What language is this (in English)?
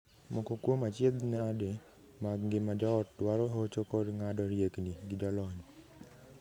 Luo (Kenya and Tanzania)